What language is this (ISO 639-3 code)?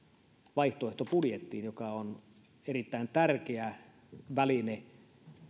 fin